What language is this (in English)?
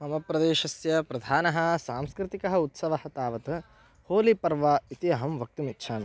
Sanskrit